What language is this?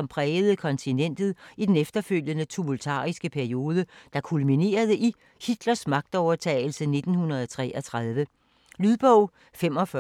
Danish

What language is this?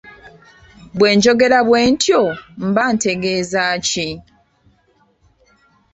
Ganda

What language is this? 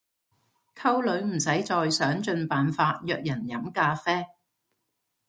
Cantonese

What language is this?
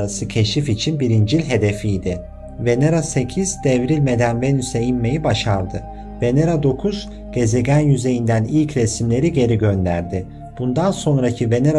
Turkish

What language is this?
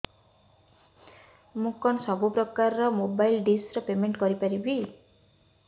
Odia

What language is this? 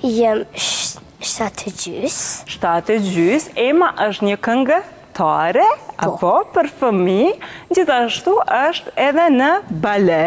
Romanian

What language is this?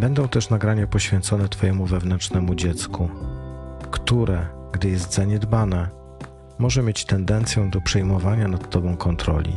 Polish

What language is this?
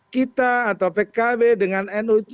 Indonesian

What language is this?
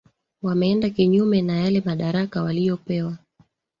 Swahili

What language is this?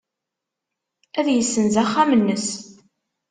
Kabyle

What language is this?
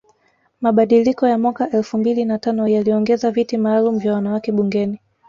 Swahili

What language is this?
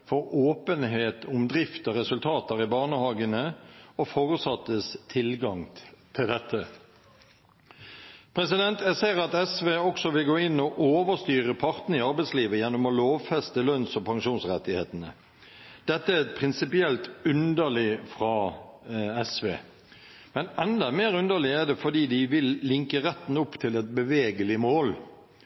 Norwegian Bokmål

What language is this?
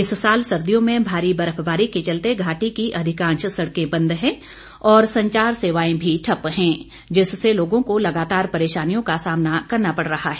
Hindi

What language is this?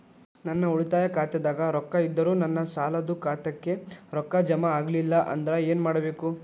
Kannada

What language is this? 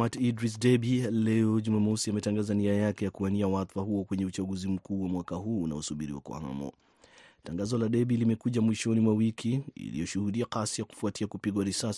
Swahili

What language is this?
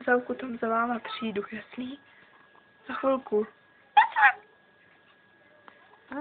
Czech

